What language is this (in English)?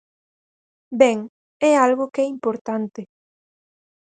Galician